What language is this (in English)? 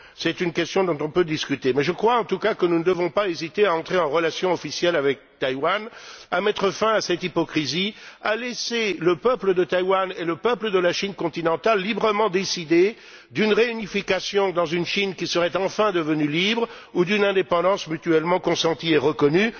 French